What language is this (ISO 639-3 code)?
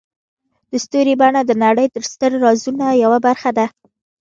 pus